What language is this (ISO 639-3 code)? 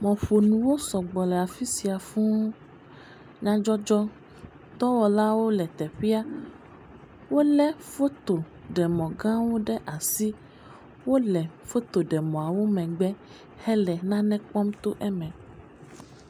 ewe